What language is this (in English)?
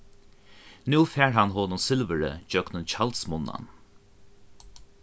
Faroese